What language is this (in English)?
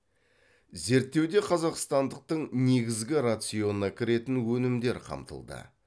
Kazakh